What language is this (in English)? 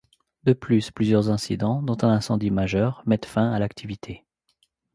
French